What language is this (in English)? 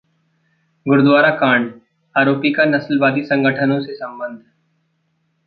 Hindi